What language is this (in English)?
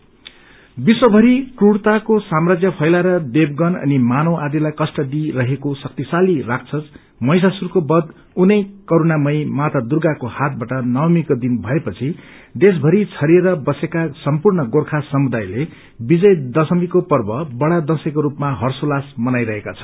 Nepali